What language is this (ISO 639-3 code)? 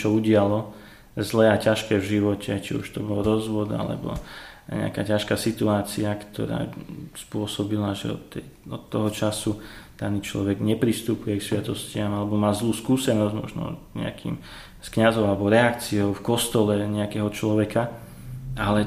slk